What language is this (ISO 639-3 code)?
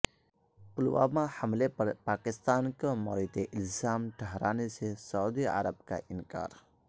urd